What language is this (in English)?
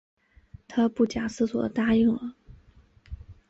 Chinese